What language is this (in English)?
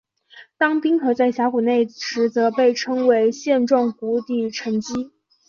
Chinese